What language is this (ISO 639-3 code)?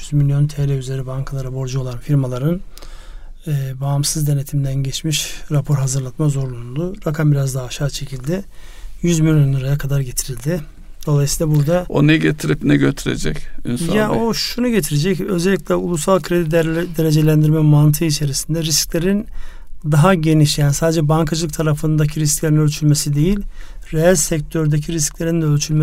tur